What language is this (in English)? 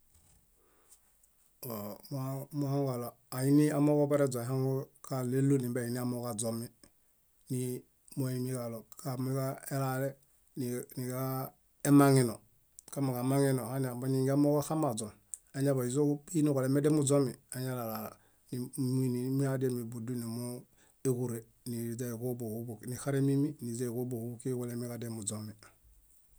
Bayot